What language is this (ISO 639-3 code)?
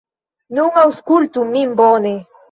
epo